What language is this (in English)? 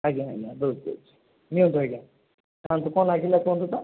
Odia